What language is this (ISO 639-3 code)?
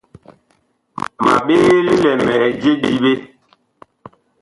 bkh